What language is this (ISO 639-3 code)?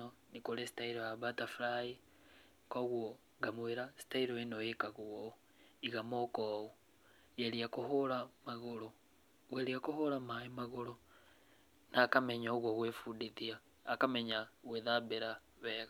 kik